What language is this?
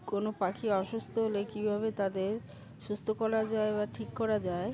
Bangla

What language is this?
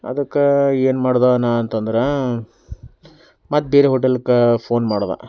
Kannada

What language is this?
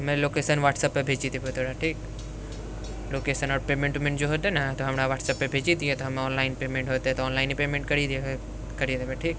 Maithili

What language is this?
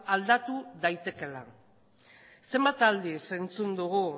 Basque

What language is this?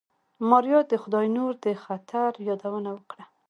Pashto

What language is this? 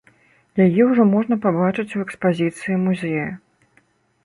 Belarusian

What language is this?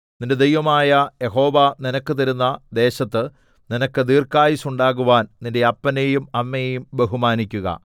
Malayalam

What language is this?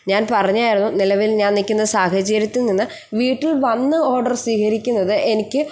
Malayalam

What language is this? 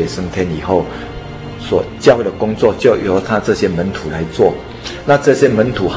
Chinese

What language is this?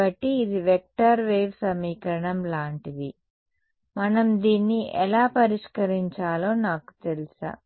Telugu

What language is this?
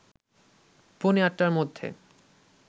Bangla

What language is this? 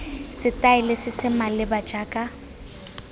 Tswana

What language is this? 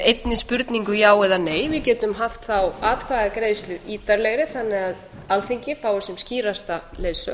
Icelandic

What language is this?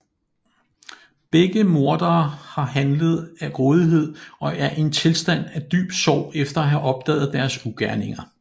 Danish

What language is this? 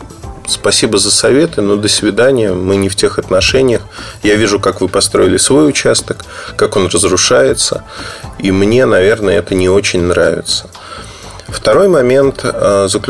Russian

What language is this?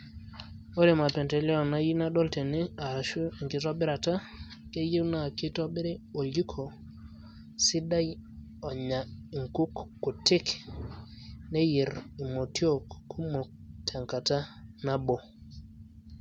Masai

